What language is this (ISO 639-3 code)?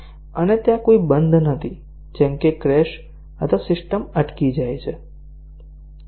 guj